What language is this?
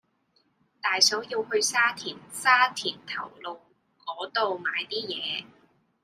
Cantonese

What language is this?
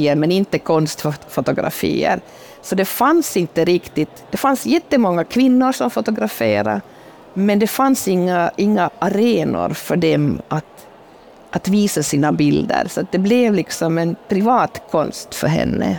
Swedish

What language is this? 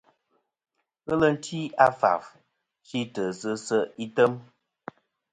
Kom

